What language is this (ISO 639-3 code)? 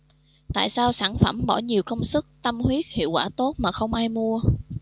vie